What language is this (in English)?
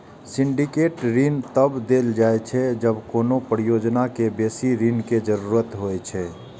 Maithili